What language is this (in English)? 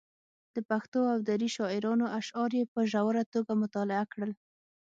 Pashto